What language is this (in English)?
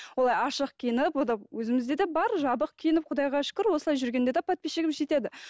Kazakh